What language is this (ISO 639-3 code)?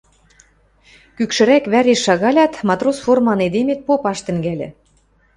mrj